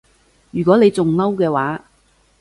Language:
Cantonese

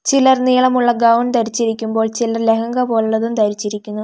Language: Malayalam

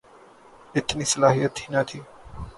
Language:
Urdu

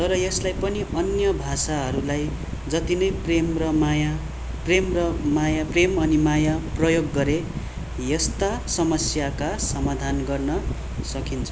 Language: Nepali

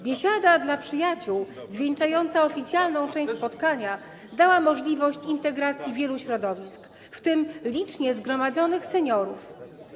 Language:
Polish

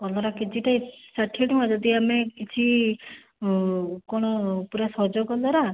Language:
Odia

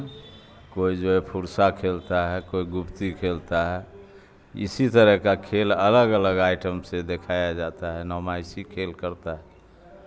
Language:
Urdu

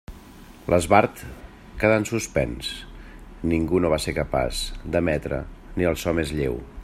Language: Catalan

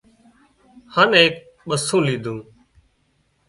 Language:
Wadiyara Koli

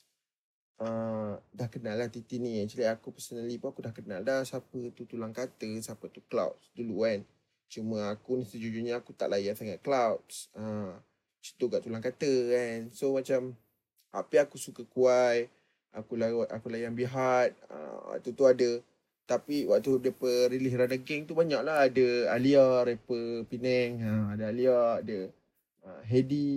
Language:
Malay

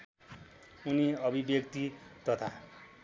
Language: Nepali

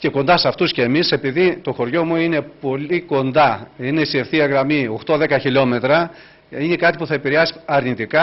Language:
Greek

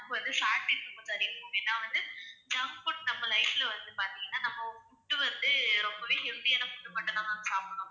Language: Tamil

